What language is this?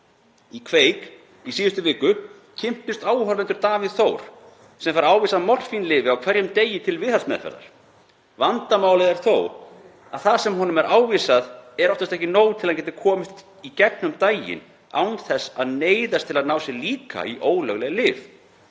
Icelandic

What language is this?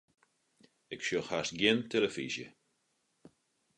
Western Frisian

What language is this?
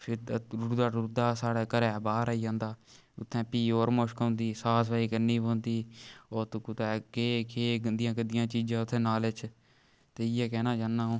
Dogri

